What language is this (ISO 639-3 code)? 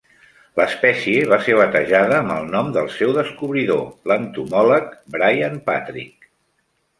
cat